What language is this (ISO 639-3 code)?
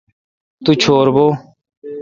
xka